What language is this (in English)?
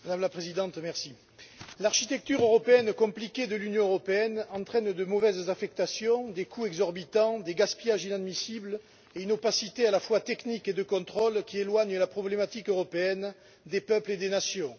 French